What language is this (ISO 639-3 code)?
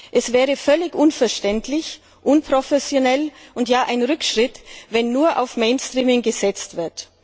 deu